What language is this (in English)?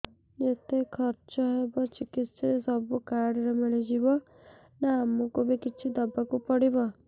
Odia